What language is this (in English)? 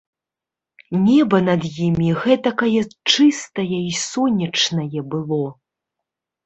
Belarusian